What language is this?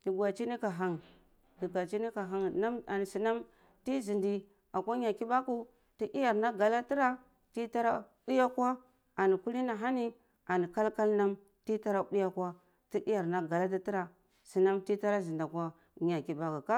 Cibak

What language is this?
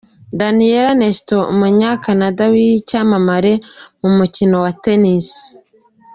Kinyarwanda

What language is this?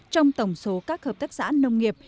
Vietnamese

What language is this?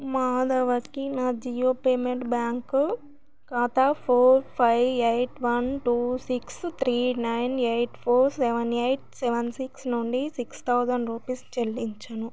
Telugu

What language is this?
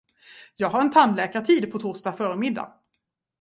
Swedish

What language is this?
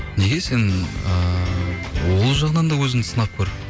Kazakh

